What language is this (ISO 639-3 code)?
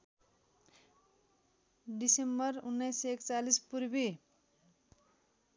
nep